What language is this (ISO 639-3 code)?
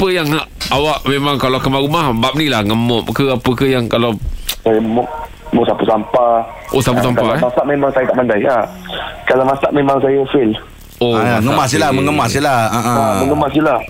msa